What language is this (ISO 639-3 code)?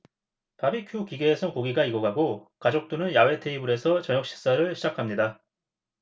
kor